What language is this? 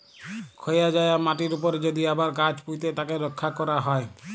Bangla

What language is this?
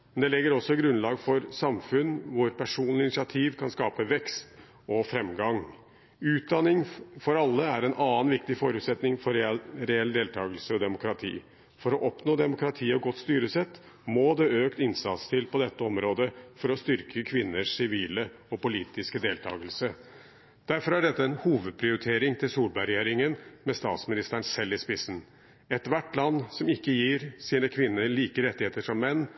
Norwegian Bokmål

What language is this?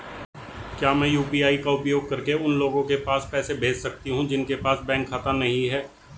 Hindi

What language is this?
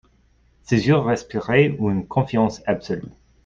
French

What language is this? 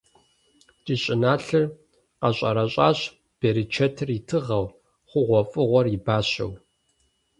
Kabardian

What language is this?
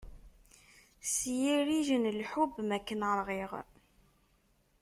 Kabyle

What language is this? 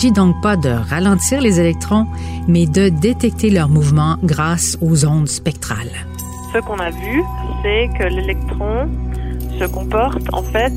French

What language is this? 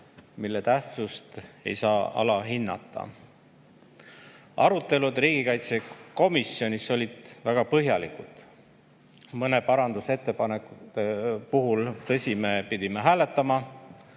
Estonian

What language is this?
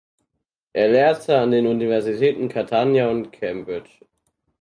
German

